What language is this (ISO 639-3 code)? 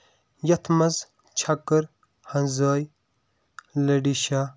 kas